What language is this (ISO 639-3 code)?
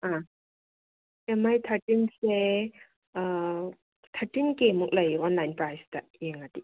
mni